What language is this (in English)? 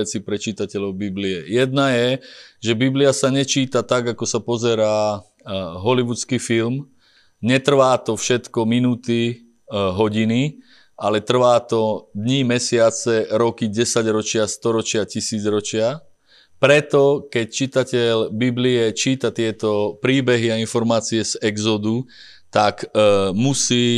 Slovak